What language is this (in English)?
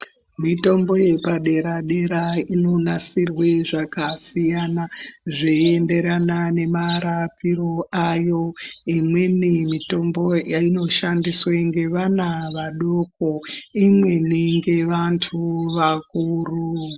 Ndau